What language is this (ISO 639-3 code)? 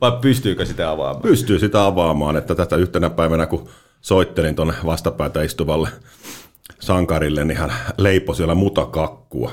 fin